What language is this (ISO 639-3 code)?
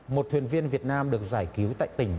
vie